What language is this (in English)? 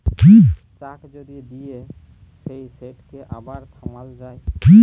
Bangla